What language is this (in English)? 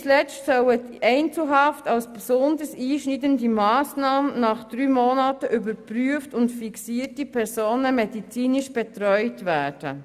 Swiss German